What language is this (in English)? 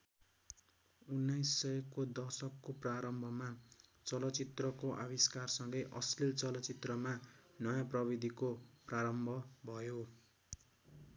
Nepali